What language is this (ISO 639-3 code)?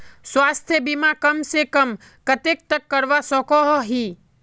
mag